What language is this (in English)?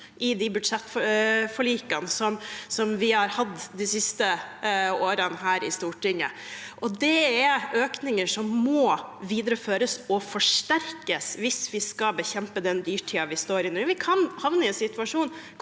Norwegian